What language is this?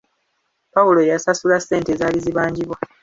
Ganda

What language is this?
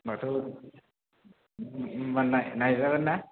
Bodo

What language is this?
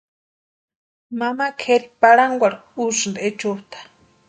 Western Highland Purepecha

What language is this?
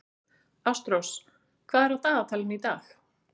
Icelandic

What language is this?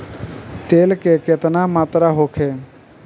Bhojpuri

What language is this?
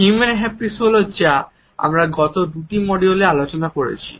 Bangla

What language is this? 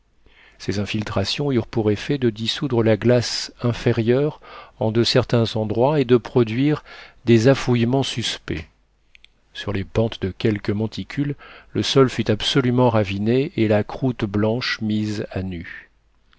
French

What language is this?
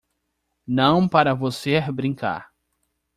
Portuguese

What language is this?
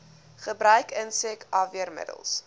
Afrikaans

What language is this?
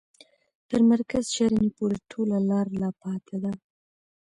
Pashto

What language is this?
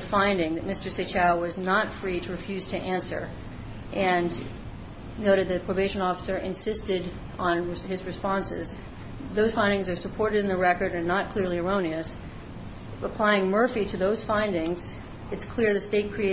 English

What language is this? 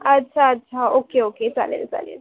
Marathi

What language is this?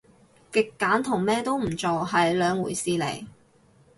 Cantonese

